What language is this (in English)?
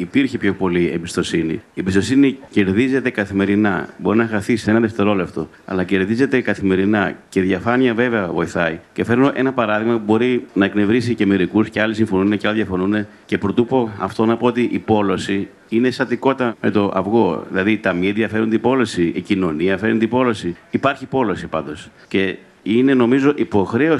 Greek